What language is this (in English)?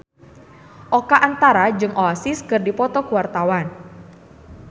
Sundanese